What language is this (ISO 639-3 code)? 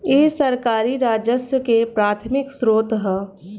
bho